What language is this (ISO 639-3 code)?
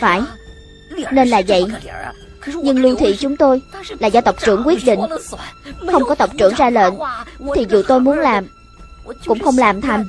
vie